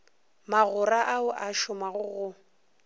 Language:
Northern Sotho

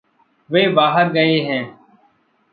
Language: Hindi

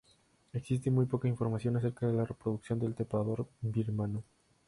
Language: Spanish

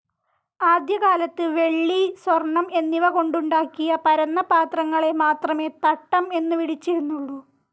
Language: Malayalam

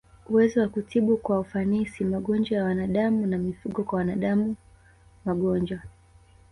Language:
Swahili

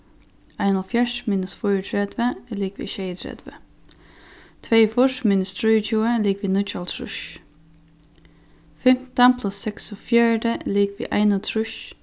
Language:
Faroese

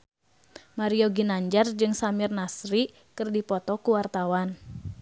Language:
Sundanese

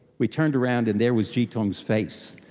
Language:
English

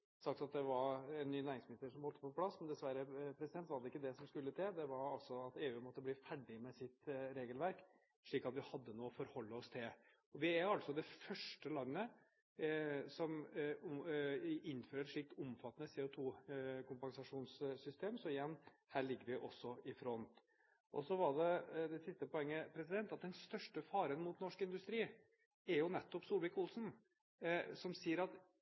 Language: Norwegian Bokmål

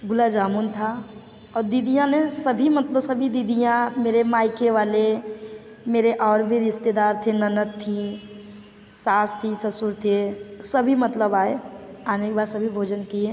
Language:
Hindi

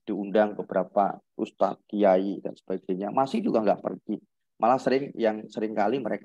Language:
Indonesian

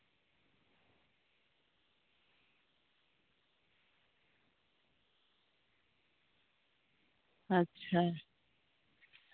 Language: Santali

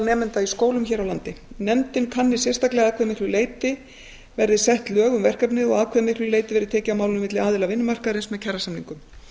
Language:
Icelandic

